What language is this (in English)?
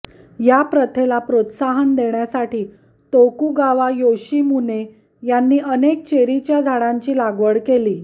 Marathi